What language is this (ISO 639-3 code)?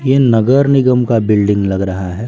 hin